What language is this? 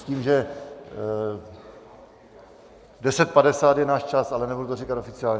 Czech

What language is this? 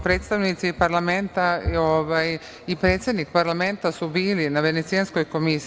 Serbian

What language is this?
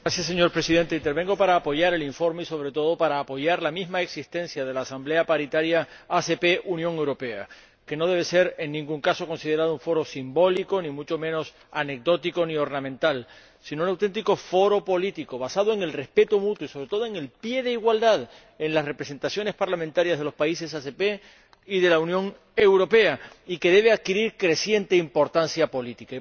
Spanish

